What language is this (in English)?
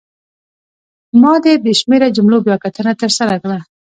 Pashto